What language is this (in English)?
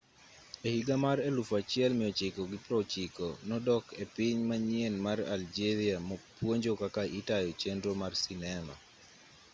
Luo (Kenya and Tanzania)